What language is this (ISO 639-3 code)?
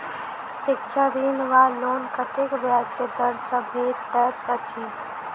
mai